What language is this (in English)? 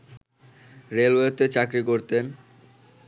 Bangla